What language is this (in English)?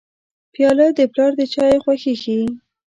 Pashto